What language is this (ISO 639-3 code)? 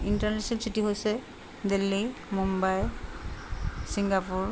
asm